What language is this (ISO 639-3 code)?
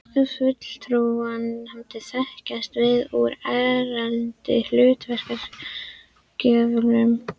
isl